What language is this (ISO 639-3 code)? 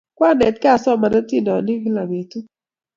kln